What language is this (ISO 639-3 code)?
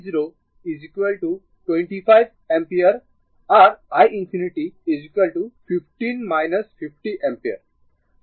ben